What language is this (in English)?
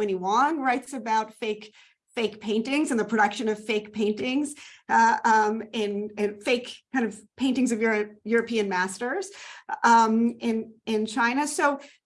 English